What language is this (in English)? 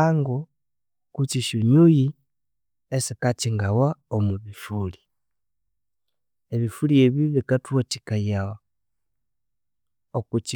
Konzo